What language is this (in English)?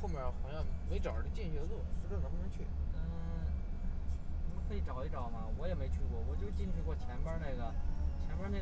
Chinese